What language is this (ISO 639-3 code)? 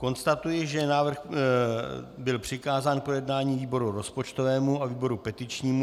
ces